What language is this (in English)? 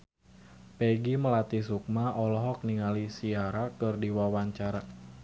Sundanese